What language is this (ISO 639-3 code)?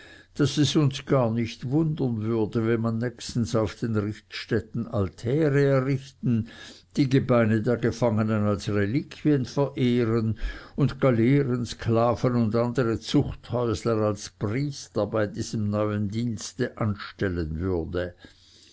deu